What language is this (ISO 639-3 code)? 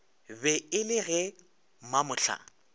nso